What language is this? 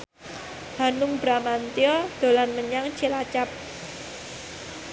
Javanese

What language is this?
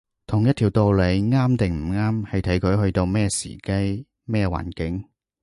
Cantonese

